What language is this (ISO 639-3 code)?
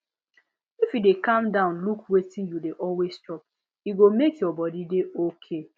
pcm